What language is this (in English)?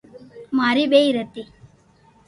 Loarki